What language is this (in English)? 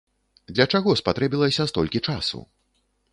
Belarusian